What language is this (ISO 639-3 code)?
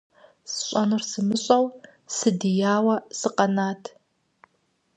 kbd